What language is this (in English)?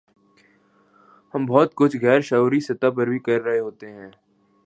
Urdu